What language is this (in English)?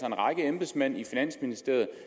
Danish